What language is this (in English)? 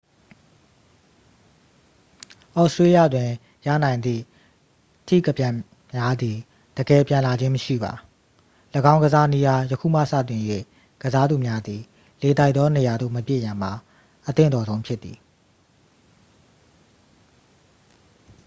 Burmese